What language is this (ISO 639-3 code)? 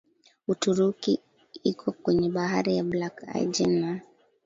swa